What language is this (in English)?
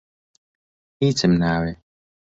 Central Kurdish